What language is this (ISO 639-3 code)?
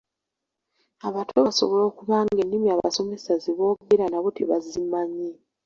lug